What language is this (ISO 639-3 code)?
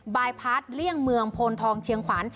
tha